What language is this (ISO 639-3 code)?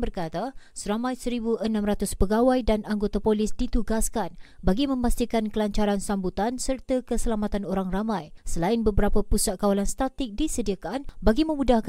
msa